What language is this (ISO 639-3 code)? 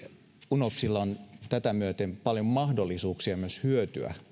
fin